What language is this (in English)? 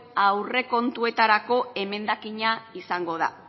Basque